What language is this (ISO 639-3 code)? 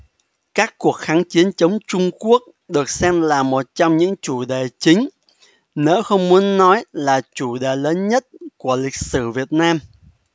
vie